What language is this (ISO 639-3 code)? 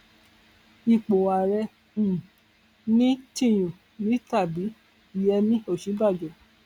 yor